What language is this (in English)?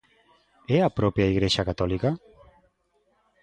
Galician